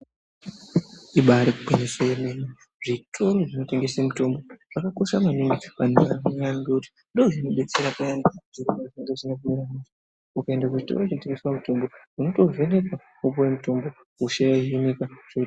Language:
Ndau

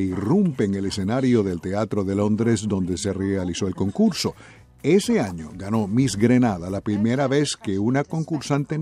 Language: Spanish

